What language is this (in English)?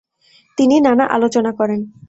Bangla